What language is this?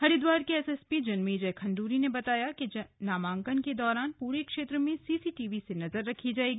Hindi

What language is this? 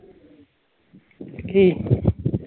Punjabi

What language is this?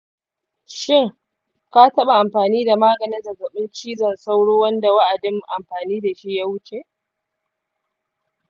Hausa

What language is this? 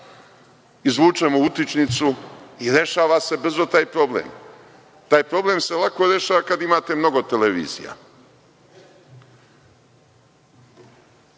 Serbian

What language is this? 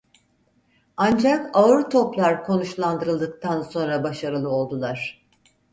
Turkish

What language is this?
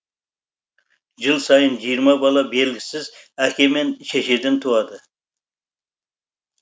Kazakh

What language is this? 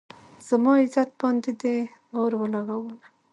Pashto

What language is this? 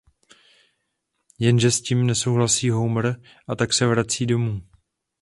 Czech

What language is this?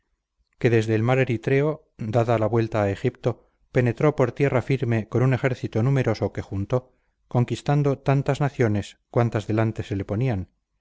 Spanish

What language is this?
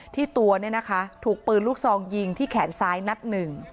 Thai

